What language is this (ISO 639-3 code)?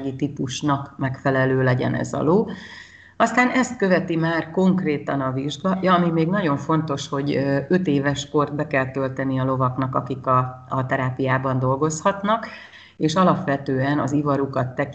hun